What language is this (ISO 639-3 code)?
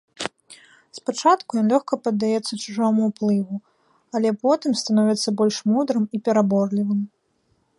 bel